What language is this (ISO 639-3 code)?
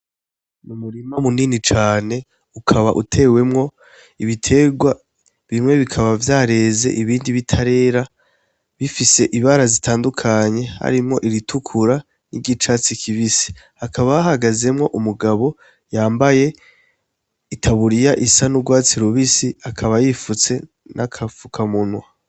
run